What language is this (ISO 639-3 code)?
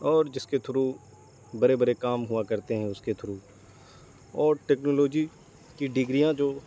urd